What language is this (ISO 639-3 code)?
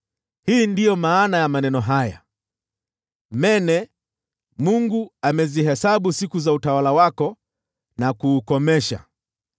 swa